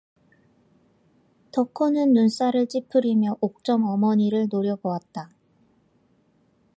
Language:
Korean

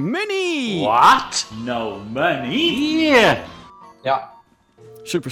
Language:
Dutch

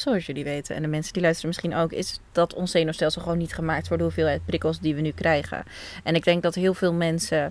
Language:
Dutch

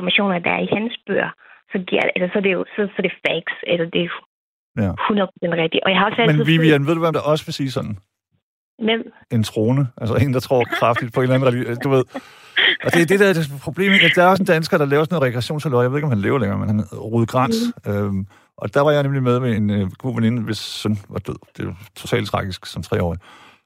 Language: Danish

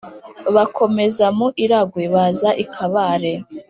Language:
Kinyarwanda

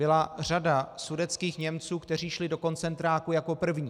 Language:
Czech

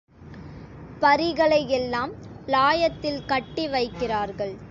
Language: Tamil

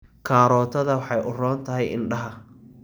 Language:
Somali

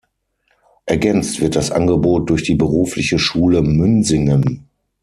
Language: German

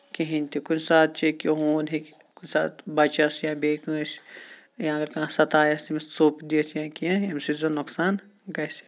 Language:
Kashmiri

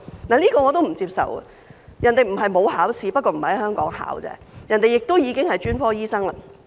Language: Cantonese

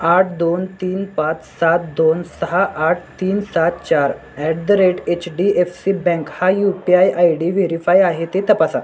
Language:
Marathi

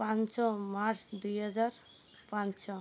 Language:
Odia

